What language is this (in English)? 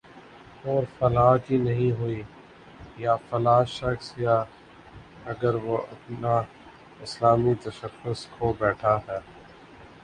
Urdu